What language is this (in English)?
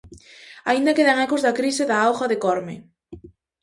Galician